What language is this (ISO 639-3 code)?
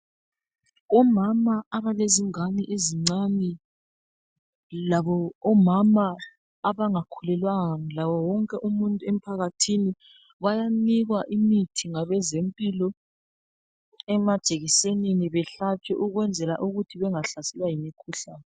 nde